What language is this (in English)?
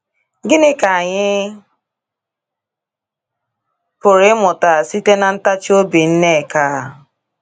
Igbo